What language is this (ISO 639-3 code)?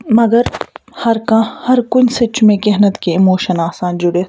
kas